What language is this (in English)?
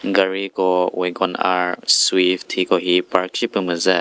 Chokri Naga